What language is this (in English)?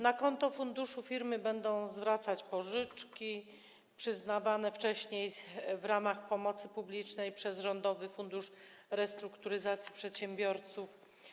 Polish